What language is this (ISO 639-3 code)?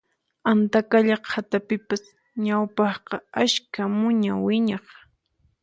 qxp